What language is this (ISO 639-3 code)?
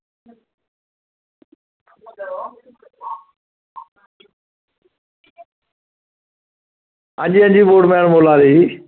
doi